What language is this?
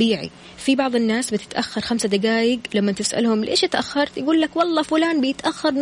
Arabic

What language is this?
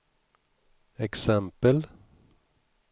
Swedish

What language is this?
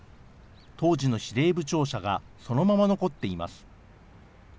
Japanese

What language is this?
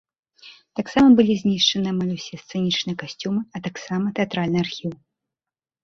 Belarusian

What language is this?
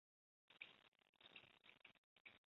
Chinese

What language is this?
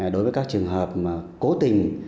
Vietnamese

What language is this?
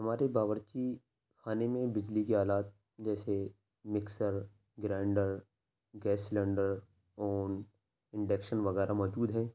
Urdu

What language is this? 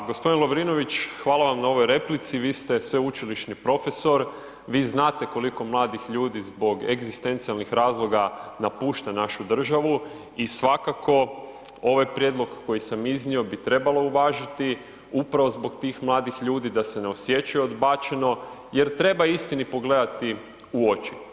Croatian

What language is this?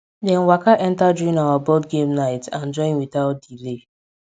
Nigerian Pidgin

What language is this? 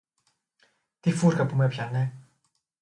Greek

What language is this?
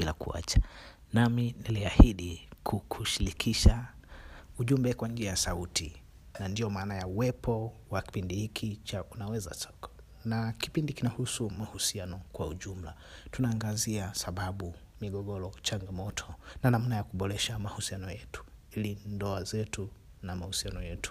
Swahili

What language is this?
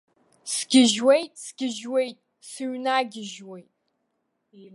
Abkhazian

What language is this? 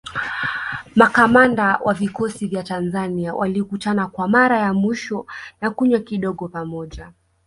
Swahili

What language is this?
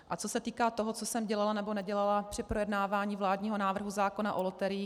Czech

